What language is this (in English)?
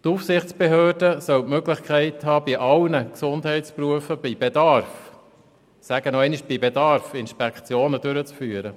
Swiss German